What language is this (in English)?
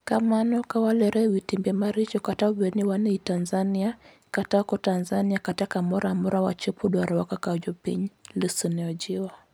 Luo (Kenya and Tanzania)